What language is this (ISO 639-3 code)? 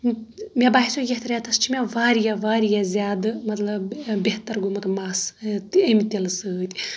kas